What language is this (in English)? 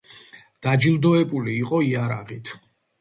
Georgian